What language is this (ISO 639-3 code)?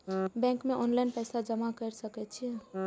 mai